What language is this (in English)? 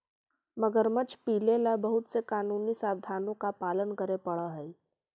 Magahi